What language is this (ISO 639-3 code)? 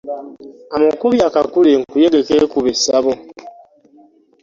lug